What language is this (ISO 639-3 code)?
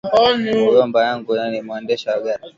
swa